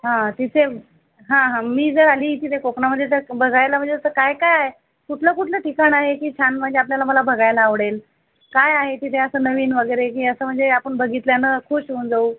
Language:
Marathi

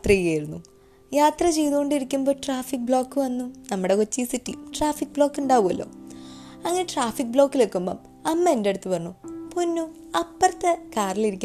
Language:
Malayalam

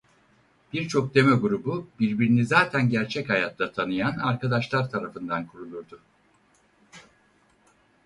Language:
Turkish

